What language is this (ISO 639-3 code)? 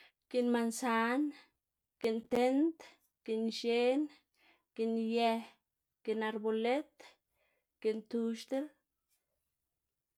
ztg